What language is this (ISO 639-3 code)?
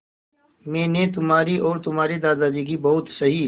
hin